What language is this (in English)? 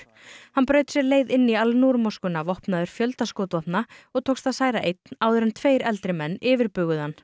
Icelandic